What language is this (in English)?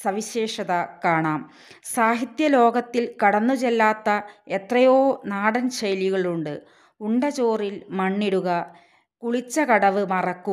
Hindi